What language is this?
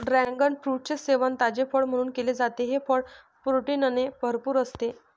Marathi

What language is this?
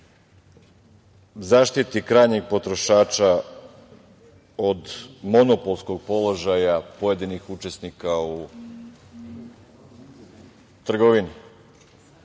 Serbian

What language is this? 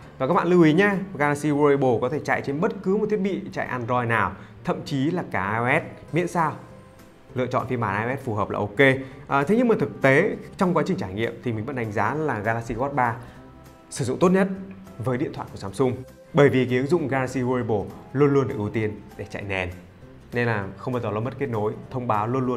Vietnamese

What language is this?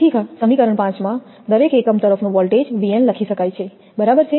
Gujarati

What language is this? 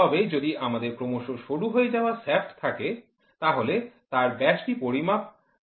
Bangla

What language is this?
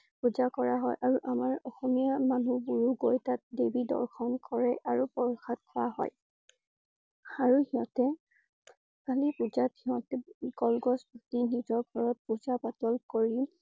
Assamese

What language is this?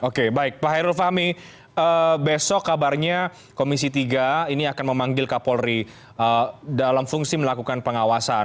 Indonesian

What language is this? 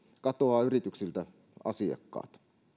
Finnish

